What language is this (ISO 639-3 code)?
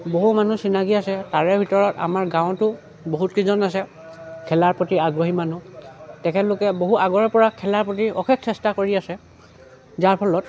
asm